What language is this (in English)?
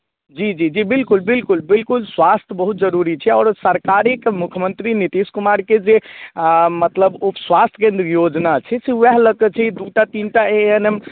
Maithili